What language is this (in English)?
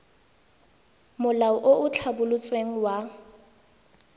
Tswana